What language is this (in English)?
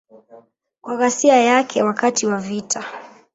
Swahili